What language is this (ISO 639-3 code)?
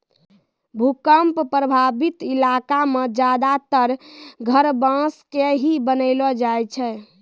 mai